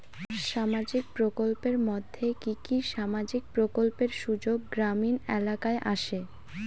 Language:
Bangla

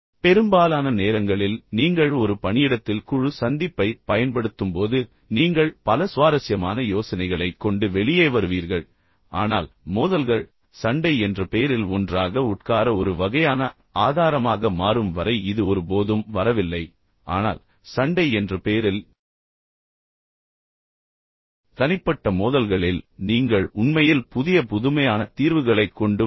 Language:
Tamil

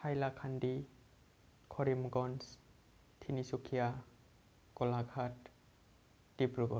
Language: Bodo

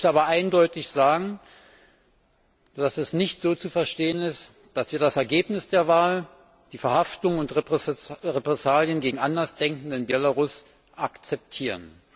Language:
German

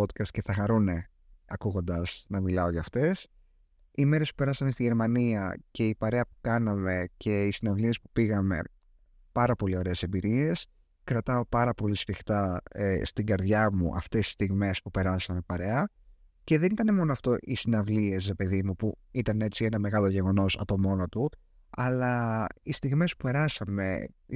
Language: Greek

